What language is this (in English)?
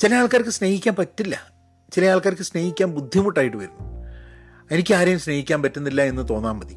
Malayalam